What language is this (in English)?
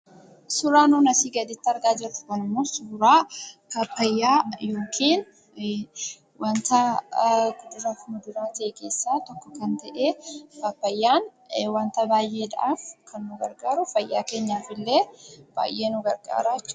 Oromo